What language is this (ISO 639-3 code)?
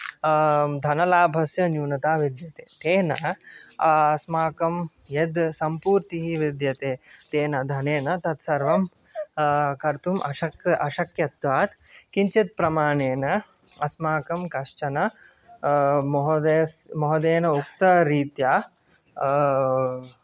san